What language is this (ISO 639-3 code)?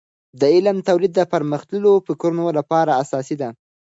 pus